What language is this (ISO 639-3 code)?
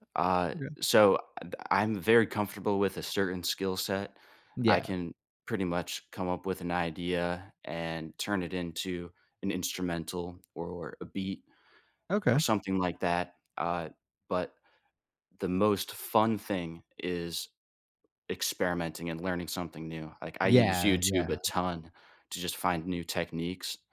eng